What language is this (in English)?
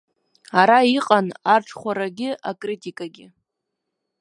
Abkhazian